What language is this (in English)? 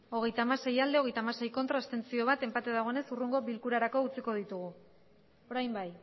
Basque